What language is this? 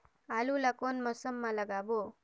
Chhattisgarhi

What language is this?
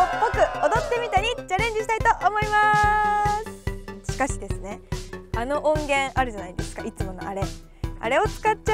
Japanese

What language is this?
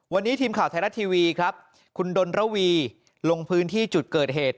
Thai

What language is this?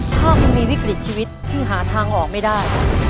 Thai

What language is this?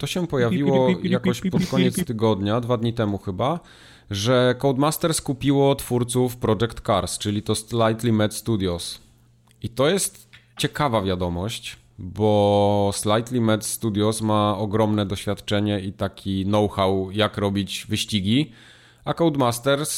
Polish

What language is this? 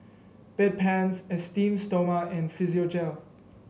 English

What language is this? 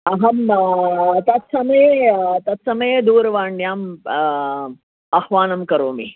Sanskrit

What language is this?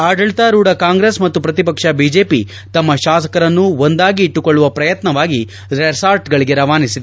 Kannada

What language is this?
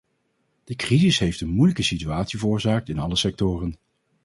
Dutch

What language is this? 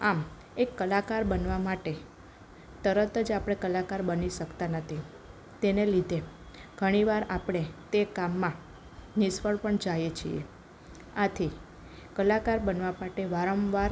Gujarati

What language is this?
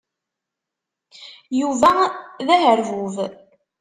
Kabyle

